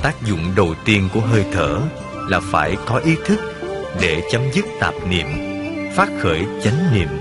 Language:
Vietnamese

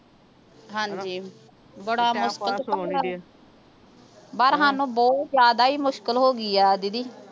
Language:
Punjabi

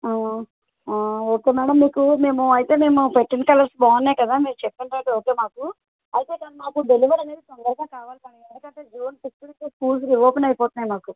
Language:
Telugu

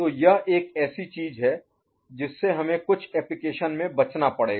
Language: Hindi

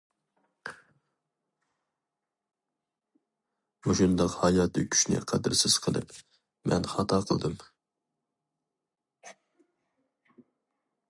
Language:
Uyghur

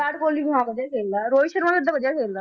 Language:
Punjabi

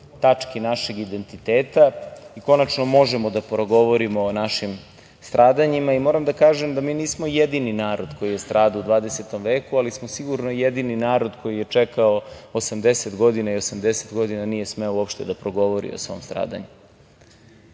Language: Serbian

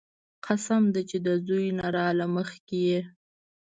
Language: Pashto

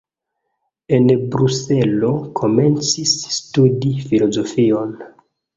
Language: Esperanto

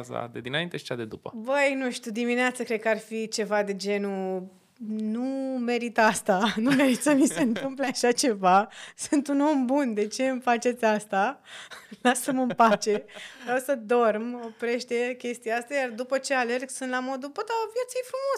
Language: Romanian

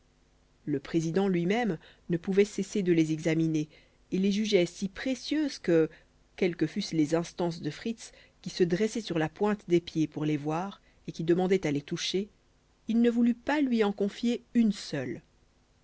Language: French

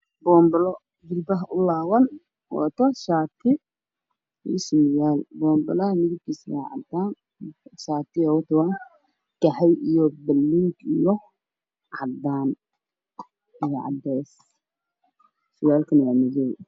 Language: Somali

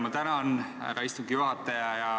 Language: Estonian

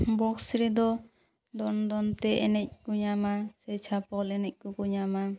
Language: Santali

